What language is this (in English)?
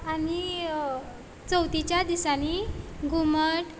Konkani